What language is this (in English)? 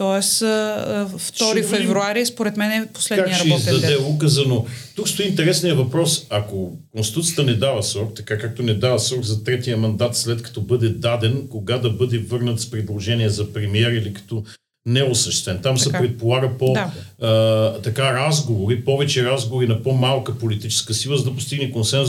Bulgarian